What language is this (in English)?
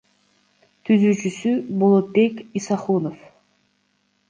Kyrgyz